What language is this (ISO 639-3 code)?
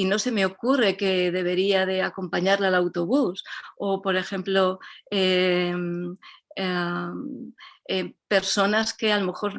spa